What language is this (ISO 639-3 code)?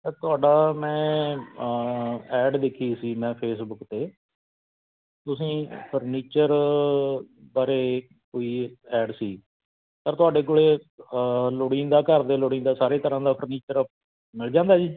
pan